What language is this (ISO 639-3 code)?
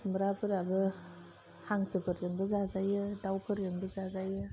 brx